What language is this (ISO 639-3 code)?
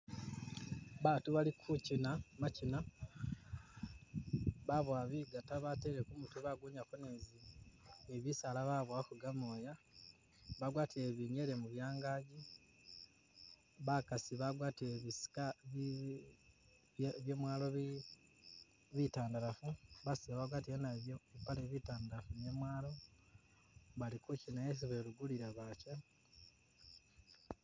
myx